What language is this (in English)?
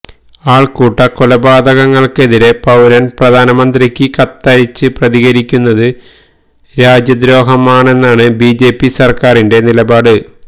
Malayalam